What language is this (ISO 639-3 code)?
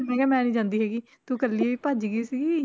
pan